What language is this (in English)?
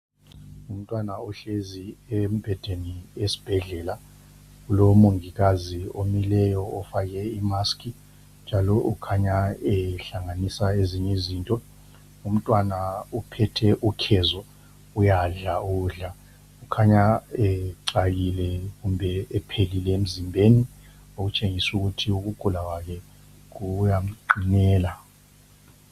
North Ndebele